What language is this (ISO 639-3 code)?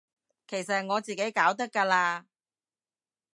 yue